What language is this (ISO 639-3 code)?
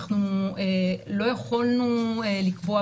heb